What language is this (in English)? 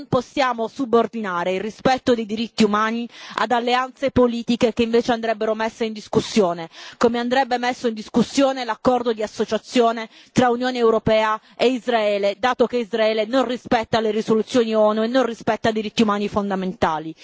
Italian